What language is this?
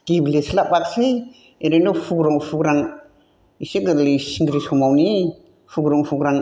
Bodo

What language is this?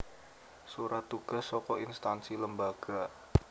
Javanese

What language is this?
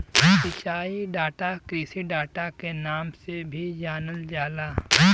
Bhojpuri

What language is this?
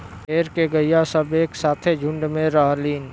Bhojpuri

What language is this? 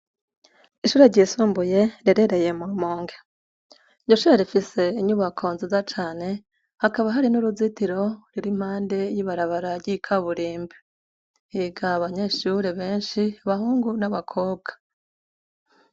Rundi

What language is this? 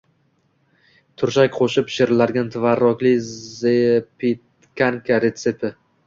Uzbek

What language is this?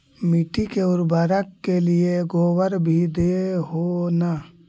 Magahi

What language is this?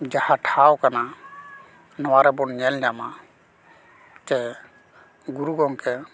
Santali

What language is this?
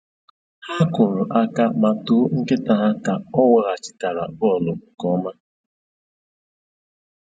Igbo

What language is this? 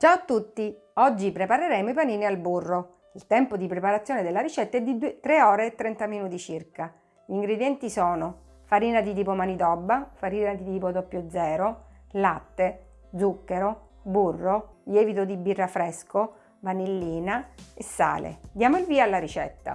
Italian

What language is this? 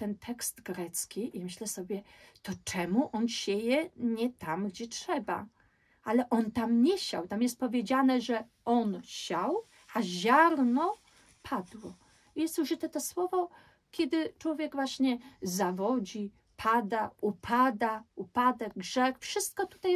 Polish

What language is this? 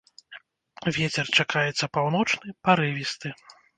Belarusian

